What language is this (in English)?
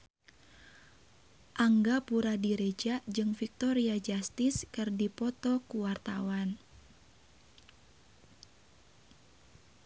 Sundanese